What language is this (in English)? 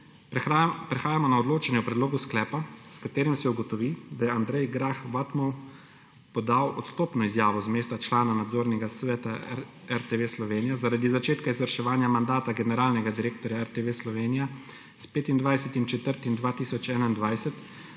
Slovenian